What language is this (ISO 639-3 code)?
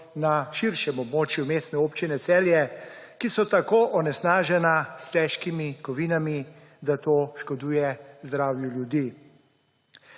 slv